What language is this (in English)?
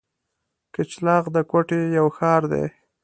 Pashto